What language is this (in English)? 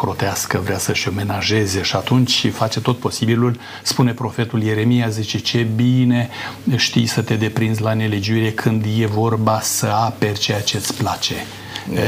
Romanian